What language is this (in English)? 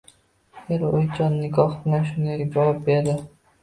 Uzbek